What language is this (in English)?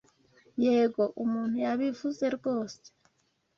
Kinyarwanda